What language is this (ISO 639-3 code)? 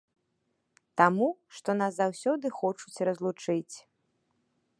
bel